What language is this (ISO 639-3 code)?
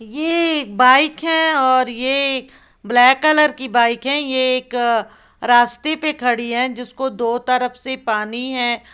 hin